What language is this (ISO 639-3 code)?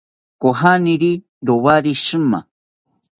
cpy